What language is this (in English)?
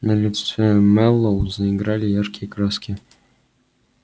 Russian